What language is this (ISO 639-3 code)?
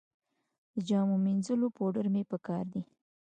pus